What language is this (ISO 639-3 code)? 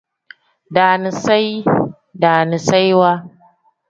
kdh